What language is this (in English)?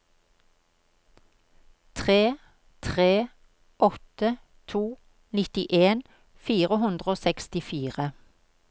Norwegian